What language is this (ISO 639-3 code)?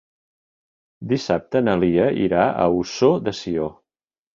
cat